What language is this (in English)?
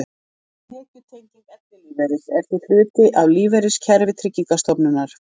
Icelandic